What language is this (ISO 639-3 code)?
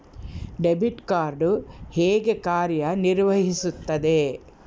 kan